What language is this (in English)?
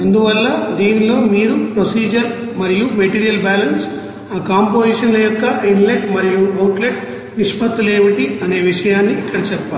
Telugu